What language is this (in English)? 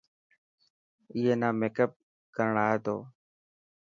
Dhatki